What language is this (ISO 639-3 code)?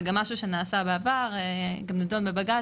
heb